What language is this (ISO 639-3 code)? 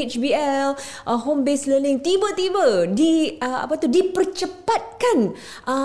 msa